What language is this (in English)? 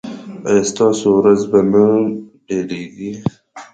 Pashto